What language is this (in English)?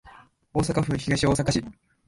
Japanese